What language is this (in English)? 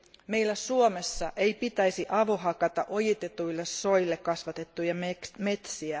Finnish